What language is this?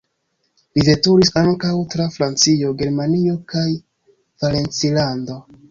Esperanto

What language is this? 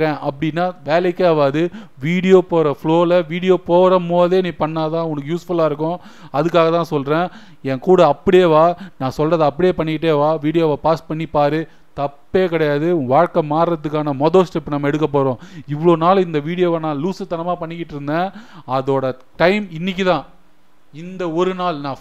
Tamil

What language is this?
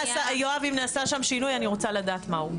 Hebrew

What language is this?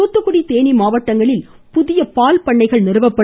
Tamil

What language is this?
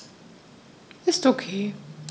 German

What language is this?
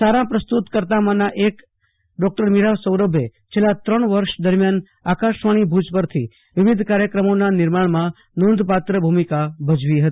Gujarati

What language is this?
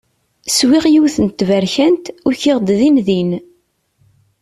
Kabyle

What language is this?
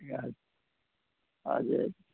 Nepali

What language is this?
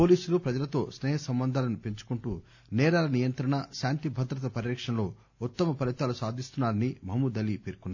Telugu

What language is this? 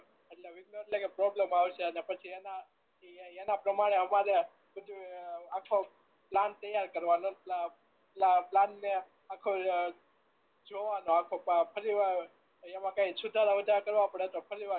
Gujarati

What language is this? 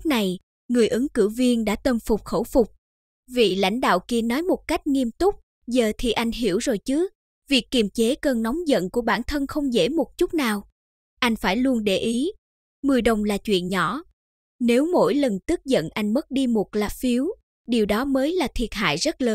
Vietnamese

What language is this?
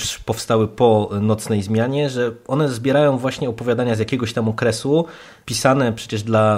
Polish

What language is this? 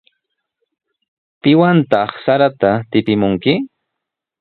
Sihuas Ancash Quechua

